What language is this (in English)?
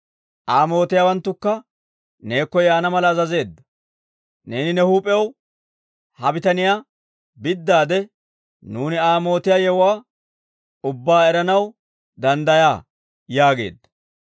Dawro